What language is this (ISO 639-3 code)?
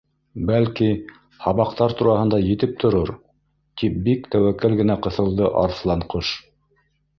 bak